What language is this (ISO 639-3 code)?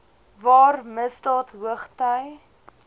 afr